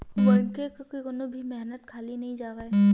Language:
Chhattisgarhi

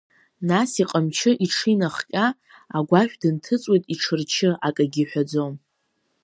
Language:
Abkhazian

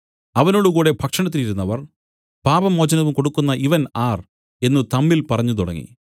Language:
Malayalam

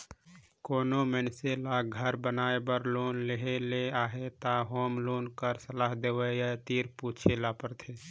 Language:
Chhattisgarhi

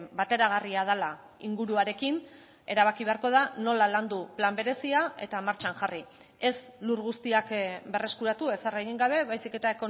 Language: Basque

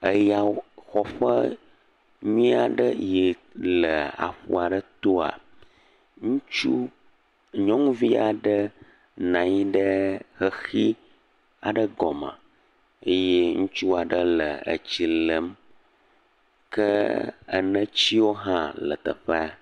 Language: Ewe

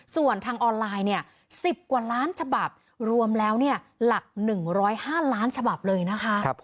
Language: Thai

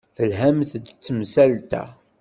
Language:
Kabyle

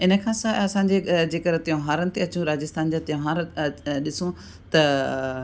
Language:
Sindhi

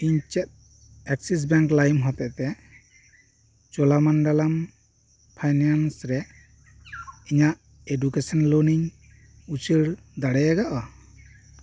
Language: Santali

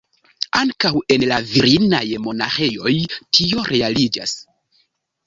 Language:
Esperanto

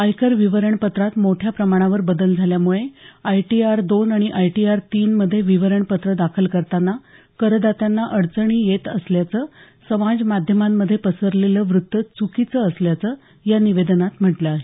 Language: Marathi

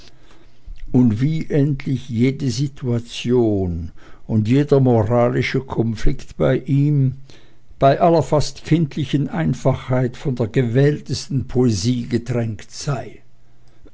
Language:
German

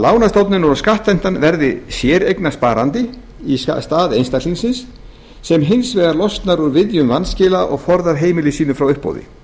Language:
Icelandic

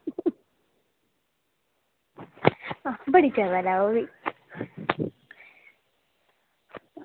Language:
Dogri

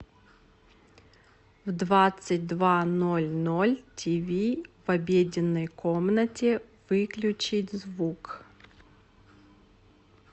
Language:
Russian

